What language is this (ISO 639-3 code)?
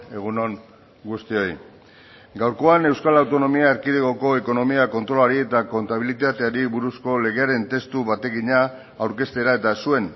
eus